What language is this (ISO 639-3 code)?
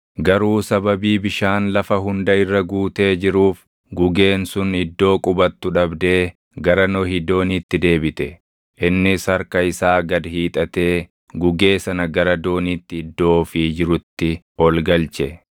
orm